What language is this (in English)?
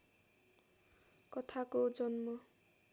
Nepali